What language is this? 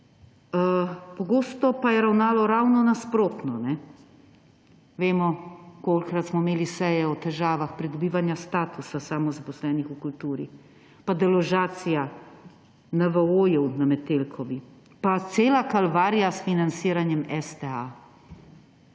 Slovenian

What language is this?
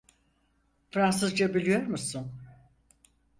Turkish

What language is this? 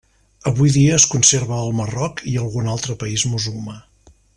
Catalan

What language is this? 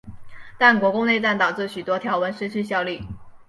Chinese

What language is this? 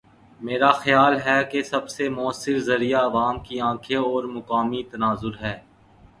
Urdu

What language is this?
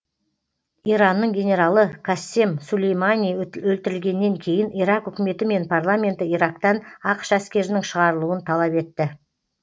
Kazakh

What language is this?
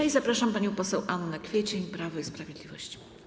Polish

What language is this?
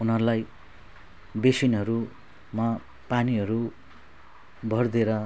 Nepali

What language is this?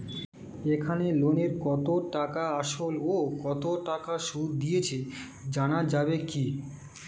Bangla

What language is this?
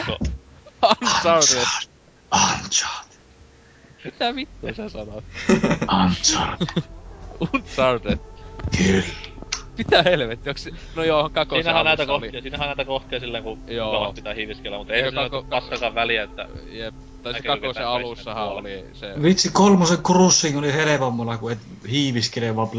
Finnish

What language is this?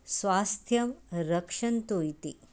Sanskrit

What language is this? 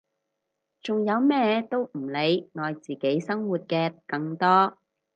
Cantonese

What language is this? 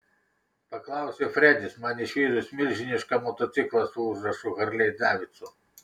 Lithuanian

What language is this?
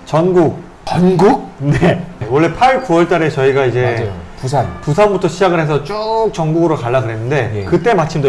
Korean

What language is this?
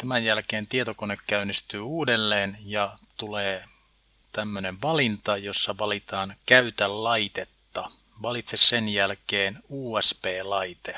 Finnish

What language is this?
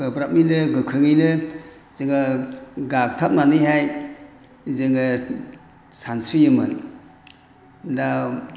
Bodo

